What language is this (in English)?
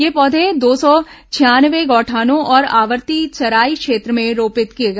Hindi